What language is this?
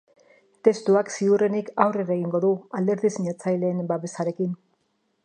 Basque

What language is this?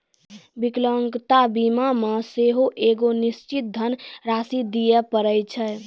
Maithili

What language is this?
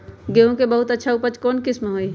Magahi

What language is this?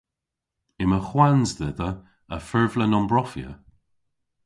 Cornish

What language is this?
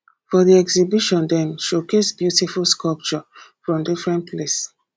Nigerian Pidgin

